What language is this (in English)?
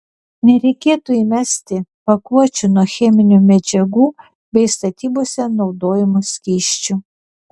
Lithuanian